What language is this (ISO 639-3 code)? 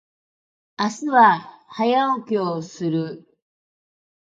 jpn